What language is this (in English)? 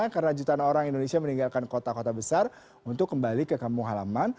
Indonesian